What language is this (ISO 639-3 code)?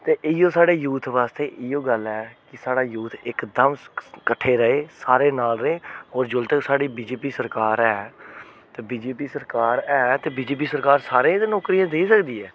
doi